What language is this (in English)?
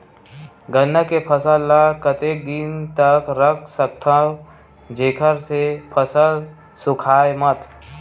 Chhattisgarhi